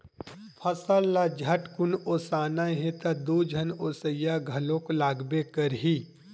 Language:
Chhattisgarhi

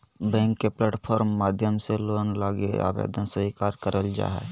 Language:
Magahi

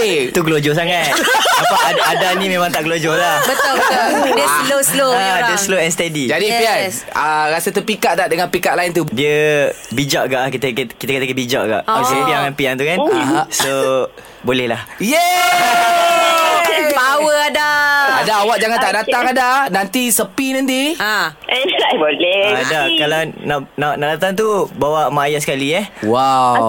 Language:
Malay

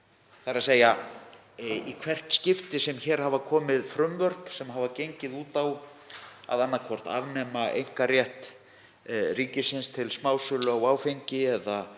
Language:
Icelandic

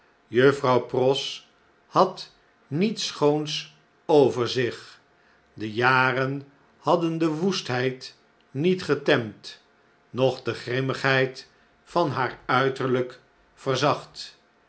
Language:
Dutch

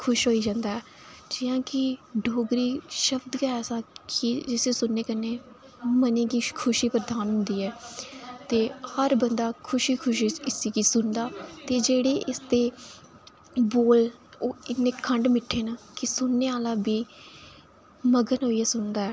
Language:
Dogri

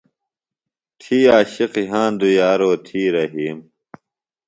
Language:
Phalura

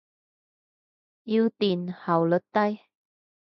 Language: Cantonese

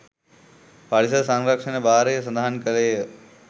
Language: Sinhala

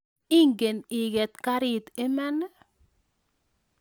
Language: Kalenjin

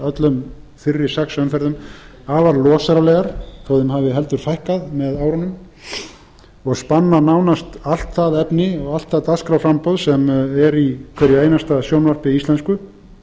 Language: Icelandic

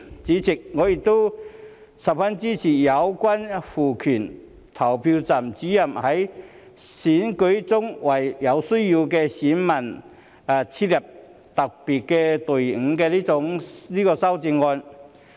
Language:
Cantonese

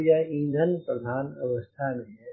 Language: Hindi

